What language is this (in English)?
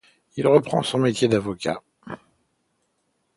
French